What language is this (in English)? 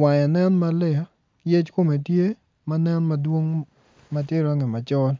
Acoli